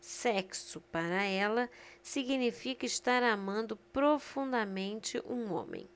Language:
Portuguese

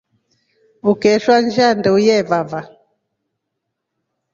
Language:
Rombo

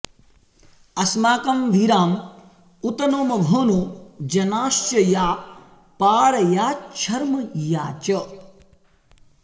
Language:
Sanskrit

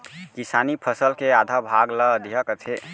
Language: Chhattisgarhi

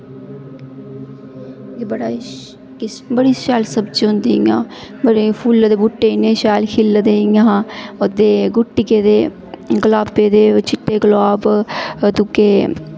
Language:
Dogri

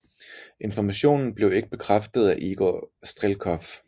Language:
Danish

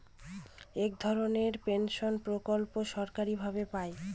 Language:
Bangla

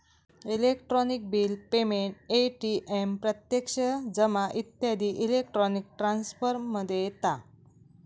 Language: Marathi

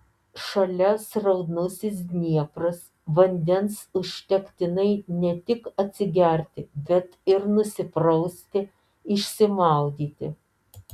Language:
Lithuanian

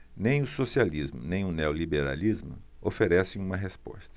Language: Portuguese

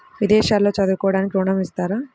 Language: Telugu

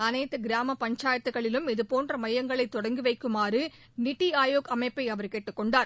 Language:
Tamil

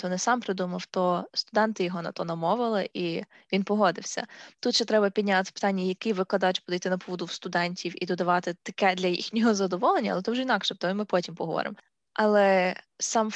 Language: Ukrainian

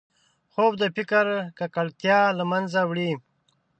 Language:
Pashto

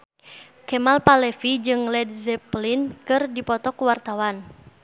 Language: Sundanese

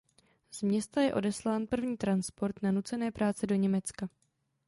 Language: Czech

